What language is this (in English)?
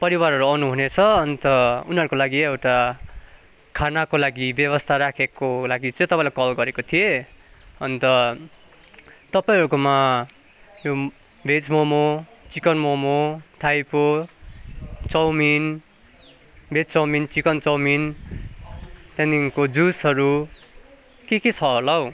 Nepali